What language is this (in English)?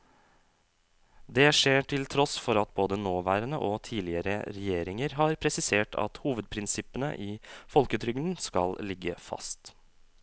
Norwegian